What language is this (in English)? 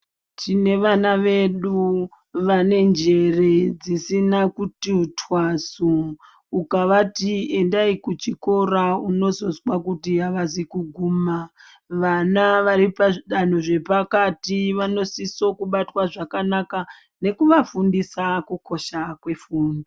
Ndau